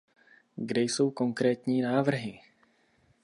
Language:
Czech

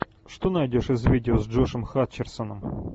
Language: Russian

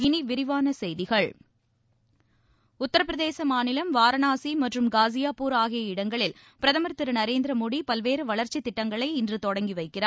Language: Tamil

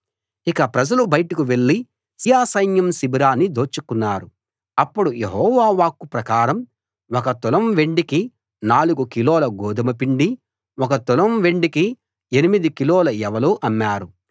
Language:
Telugu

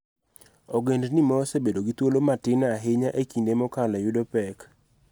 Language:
Luo (Kenya and Tanzania)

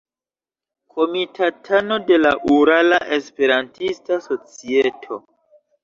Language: Esperanto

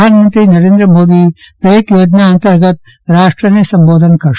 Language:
Gujarati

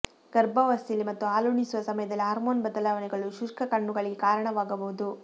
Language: Kannada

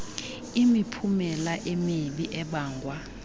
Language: Xhosa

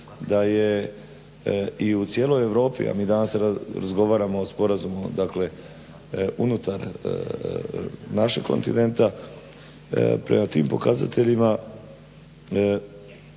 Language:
Croatian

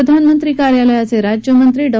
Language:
Marathi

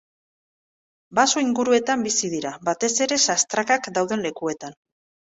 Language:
Basque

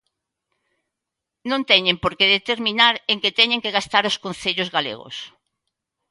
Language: Galician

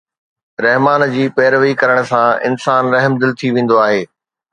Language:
Sindhi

